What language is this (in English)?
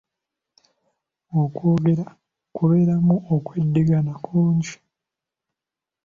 Ganda